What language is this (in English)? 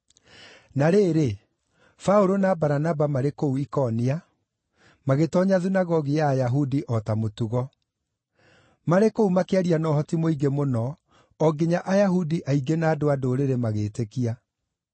Kikuyu